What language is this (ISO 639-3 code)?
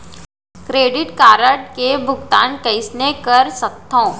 hne